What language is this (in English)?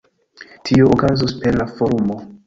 Esperanto